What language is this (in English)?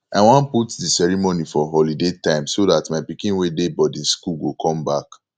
Nigerian Pidgin